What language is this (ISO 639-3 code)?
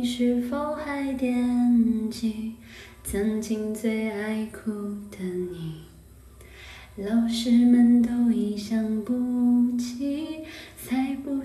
zho